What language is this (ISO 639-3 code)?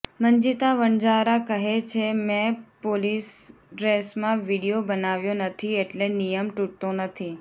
guj